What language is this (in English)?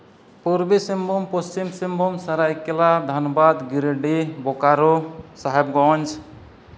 Santali